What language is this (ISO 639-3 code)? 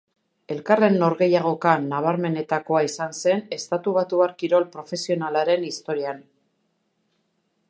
eus